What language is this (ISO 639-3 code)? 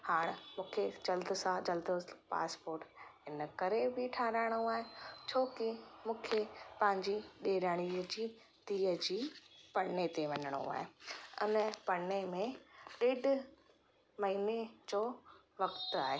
snd